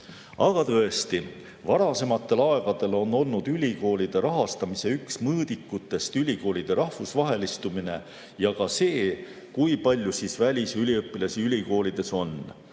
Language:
Estonian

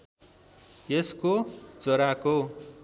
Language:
Nepali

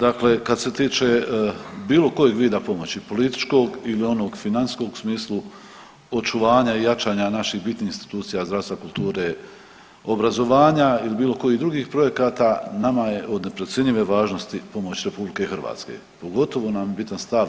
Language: Croatian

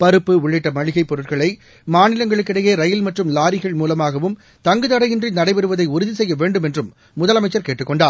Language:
Tamil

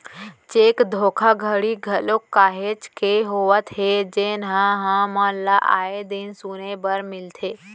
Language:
Chhattisgarhi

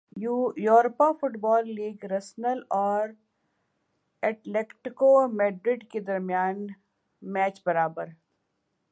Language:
Urdu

